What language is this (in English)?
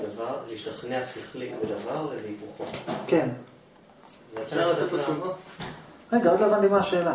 Hebrew